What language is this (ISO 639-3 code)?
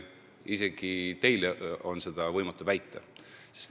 est